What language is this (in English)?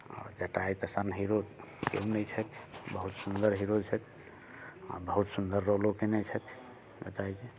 Maithili